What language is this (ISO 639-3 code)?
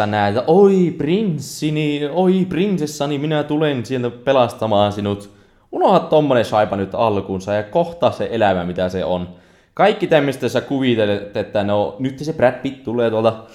fin